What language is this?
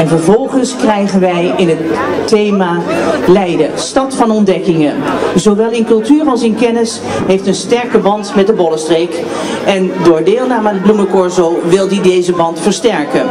Dutch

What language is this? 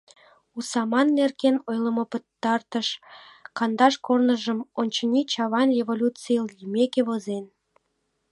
Mari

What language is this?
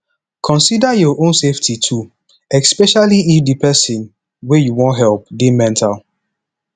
Nigerian Pidgin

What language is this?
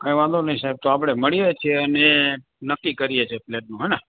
Gujarati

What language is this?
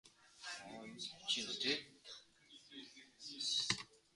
Mongolian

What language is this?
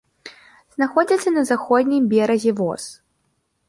Belarusian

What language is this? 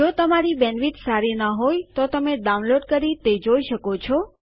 Gujarati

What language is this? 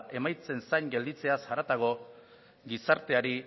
Basque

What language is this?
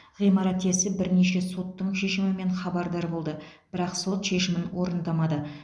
Kazakh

